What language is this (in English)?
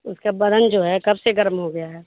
Urdu